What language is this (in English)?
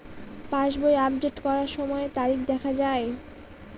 Bangla